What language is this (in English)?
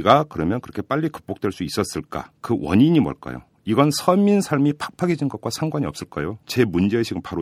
Korean